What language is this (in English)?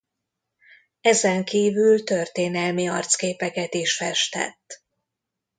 Hungarian